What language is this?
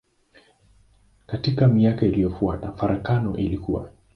Swahili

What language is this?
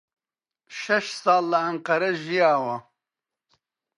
Central Kurdish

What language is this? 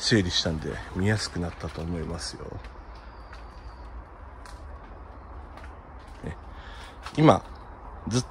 Japanese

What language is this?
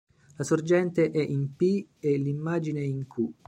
Italian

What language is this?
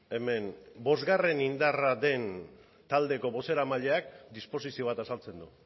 Basque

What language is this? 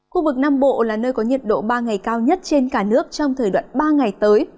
Vietnamese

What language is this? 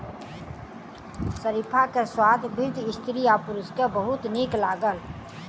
Maithili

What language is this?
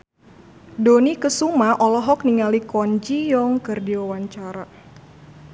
Sundanese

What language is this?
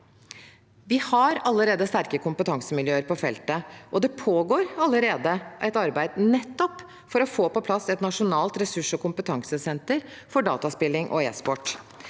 Norwegian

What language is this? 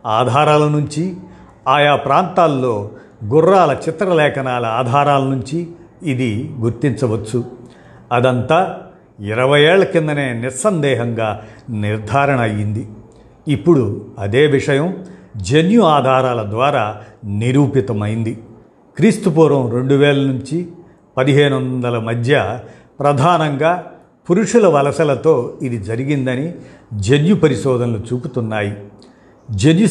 Telugu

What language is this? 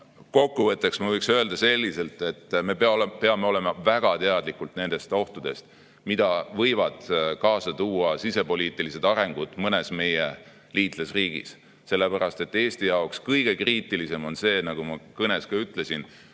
Estonian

